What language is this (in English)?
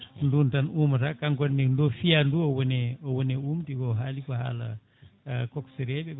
Fula